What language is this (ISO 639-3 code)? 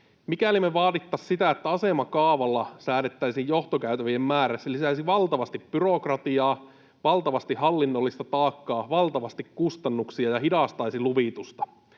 fin